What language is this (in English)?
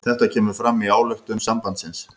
Icelandic